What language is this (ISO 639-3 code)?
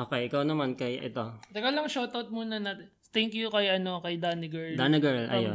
fil